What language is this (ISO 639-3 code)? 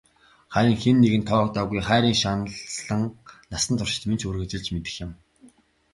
mon